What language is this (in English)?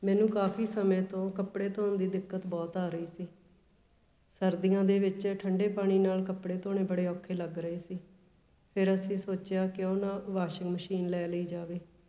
Punjabi